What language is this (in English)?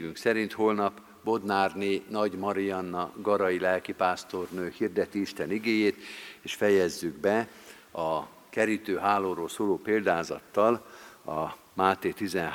Hungarian